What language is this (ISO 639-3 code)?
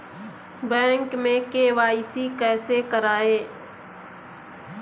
hin